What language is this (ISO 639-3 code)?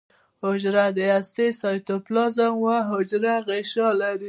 pus